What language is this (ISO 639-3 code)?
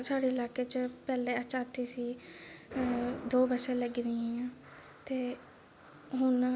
doi